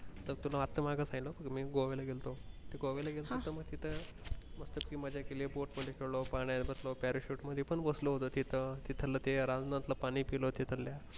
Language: Marathi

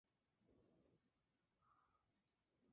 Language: Spanish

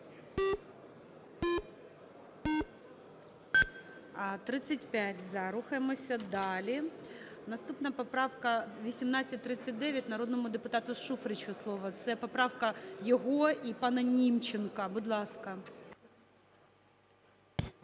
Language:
Ukrainian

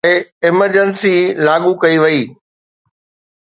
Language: Sindhi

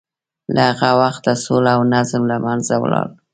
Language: Pashto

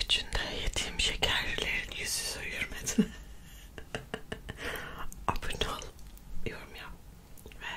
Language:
Turkish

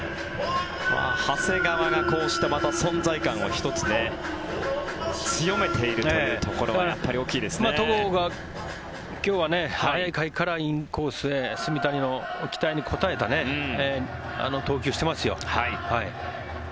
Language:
Japanese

